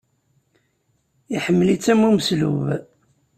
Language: Kabyle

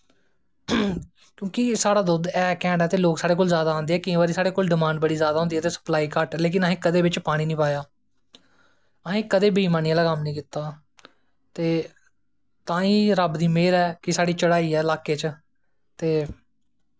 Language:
Dogri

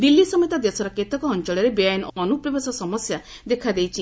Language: Odia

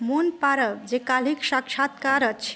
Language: Maithili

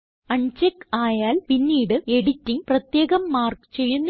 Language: Malayalam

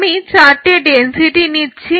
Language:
Bangla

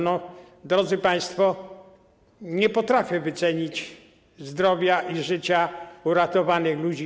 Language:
Polish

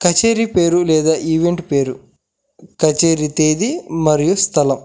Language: Telugu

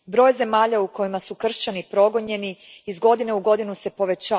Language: Croatian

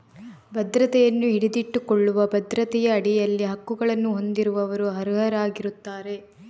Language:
Kannada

